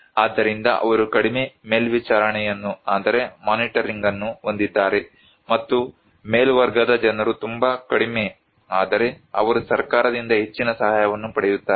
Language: Kannada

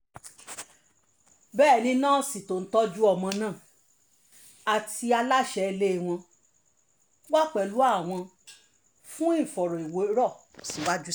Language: Yoruba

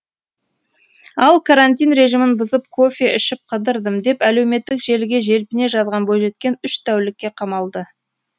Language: Kazakh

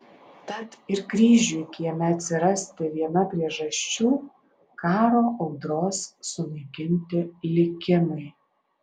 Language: Lithuanian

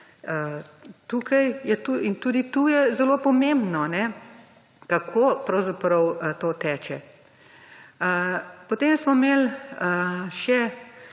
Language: Slovenian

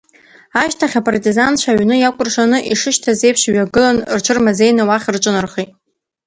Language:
Abkhazian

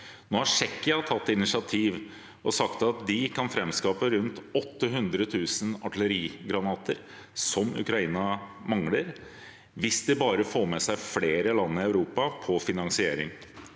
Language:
Norwegian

